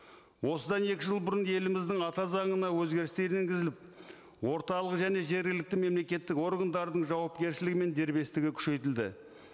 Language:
Kazakh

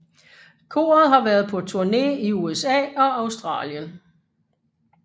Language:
Danish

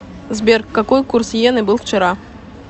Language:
Russian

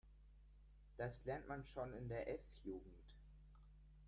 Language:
German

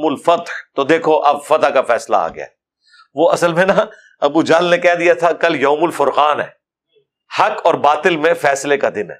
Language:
Urdu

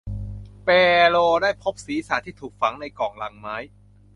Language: Thai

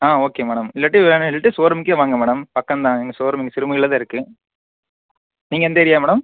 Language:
Tamil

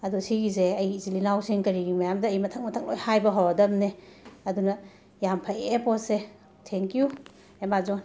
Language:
Manipuri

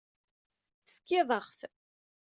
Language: Kabyle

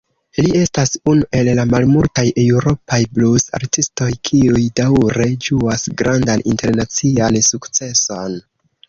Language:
Esperanto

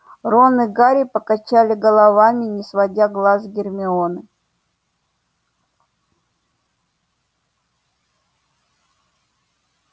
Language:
Russian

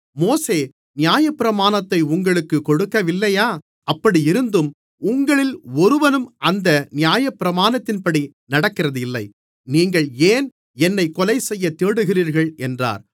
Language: Tamil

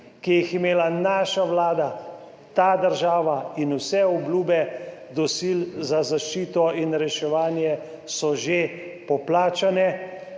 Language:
Slovenian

